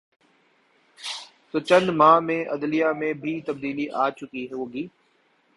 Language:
Urdu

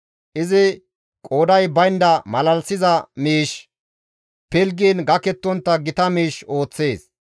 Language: Gamo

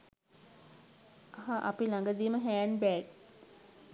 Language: Sinhala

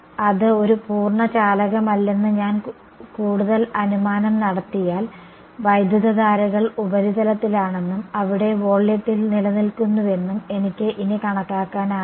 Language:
Malayalam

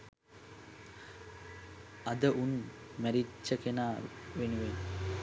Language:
Sinhala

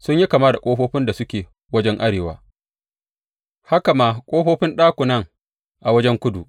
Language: Hausa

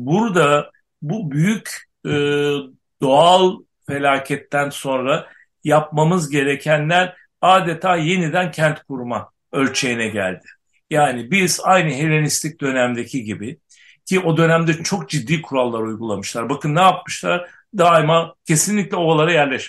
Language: Turkish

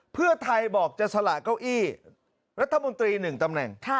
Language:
Thai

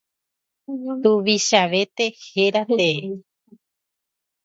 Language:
Guarani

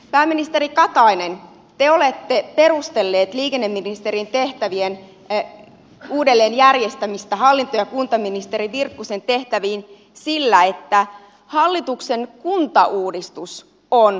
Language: Finnish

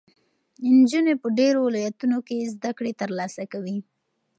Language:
Pashto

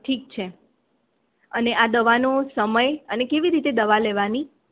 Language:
Gujarati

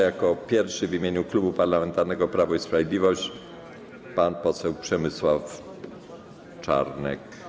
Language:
Polish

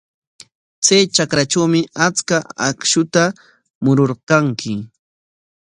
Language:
Corongo Ancash Quechua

